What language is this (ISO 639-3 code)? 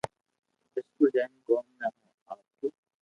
lrk